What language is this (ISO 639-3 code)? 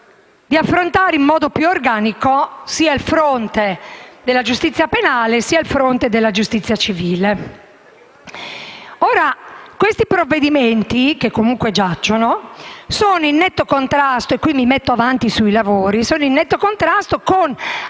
ita